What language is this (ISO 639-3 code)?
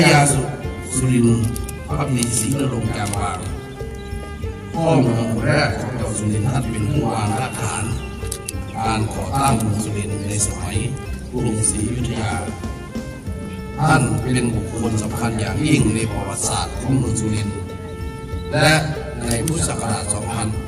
tha